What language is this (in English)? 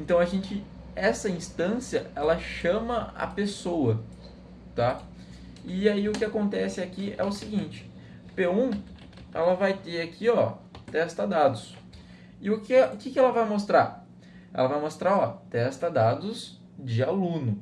Portuguese